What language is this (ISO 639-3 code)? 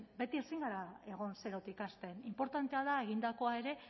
eus